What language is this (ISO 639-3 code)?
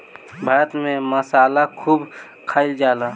bho